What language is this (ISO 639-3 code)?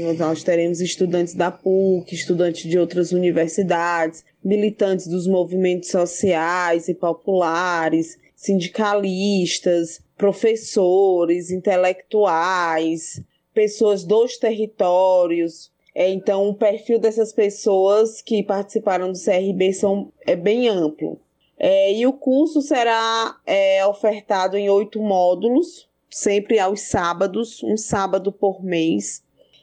por